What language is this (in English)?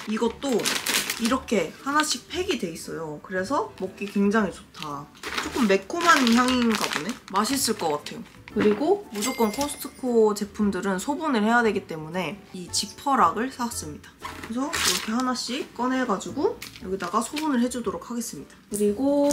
Korean